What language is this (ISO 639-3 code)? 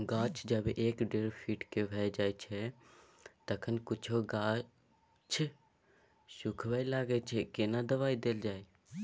mai